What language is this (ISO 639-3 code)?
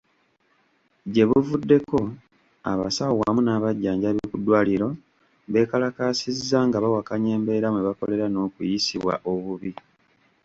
lug